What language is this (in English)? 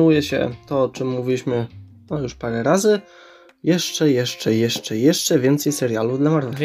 Polish